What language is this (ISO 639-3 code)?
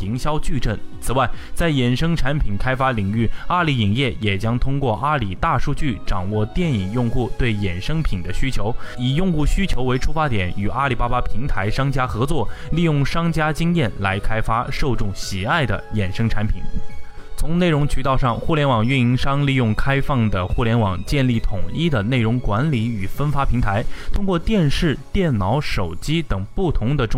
zho